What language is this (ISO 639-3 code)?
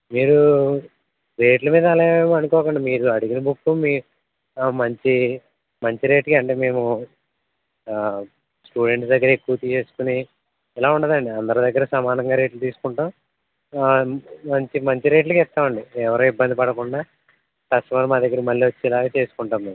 tel